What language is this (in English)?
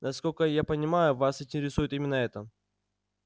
Russian